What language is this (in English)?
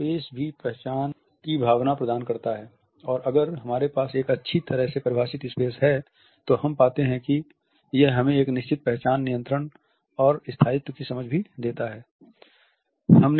Hindi